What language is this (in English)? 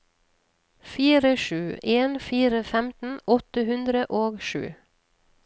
Norwegian